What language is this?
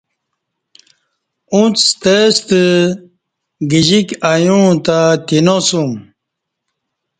Kati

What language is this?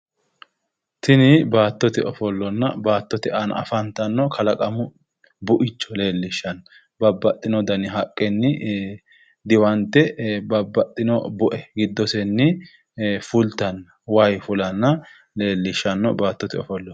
Sidamo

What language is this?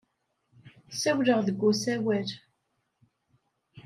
Kabyle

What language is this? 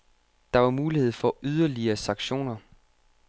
Danish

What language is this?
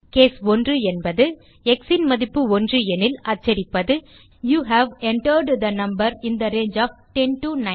Tamil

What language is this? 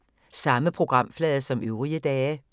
Danish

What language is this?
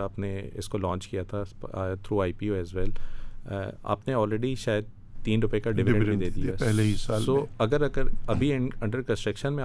Urdu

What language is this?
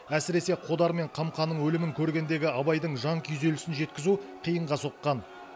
Kazakh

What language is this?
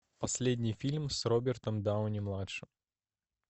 Russian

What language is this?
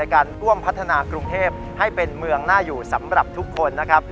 Thai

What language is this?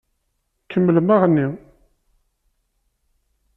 Kabyle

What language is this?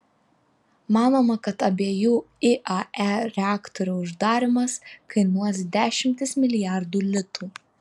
Lithuanian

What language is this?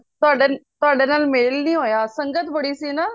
Punjabi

